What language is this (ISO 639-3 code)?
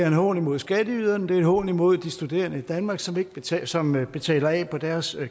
dan